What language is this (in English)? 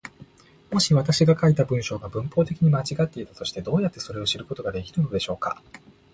Japanese